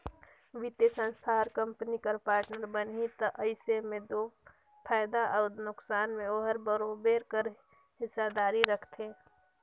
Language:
Chhattisgarhi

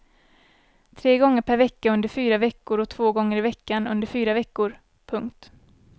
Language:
Swedish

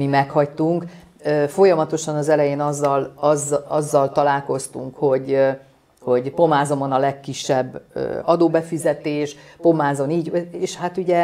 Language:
Hungarian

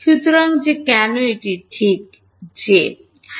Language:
Bangla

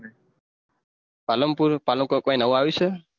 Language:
Gujarati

